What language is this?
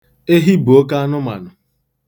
Igbo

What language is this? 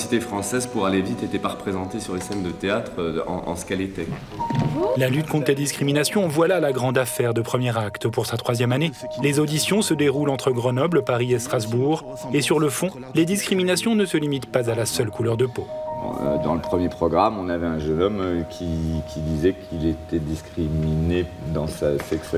French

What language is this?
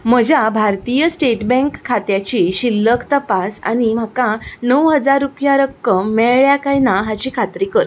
Konkani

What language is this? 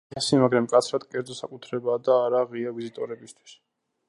Georgian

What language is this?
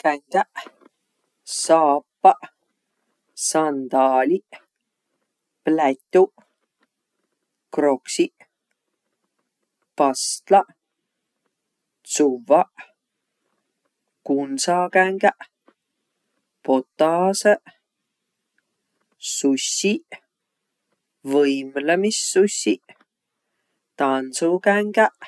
Võro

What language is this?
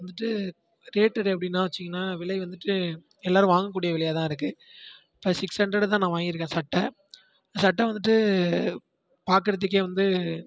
Tamil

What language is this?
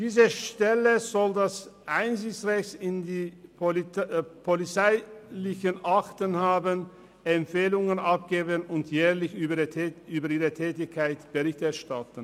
Swiss German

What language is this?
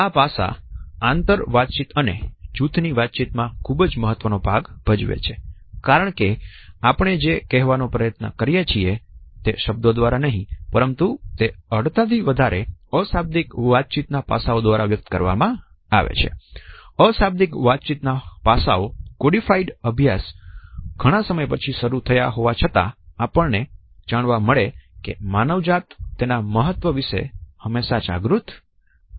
Gujarati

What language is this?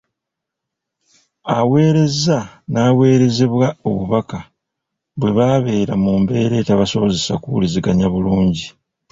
Ganda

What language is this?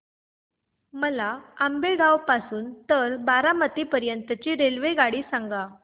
Marathi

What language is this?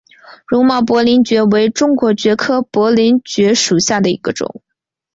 Chinese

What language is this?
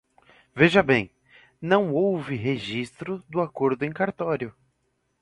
Portuguese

